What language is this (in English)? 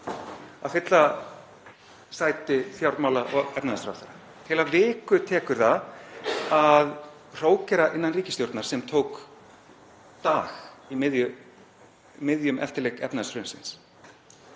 Icelandic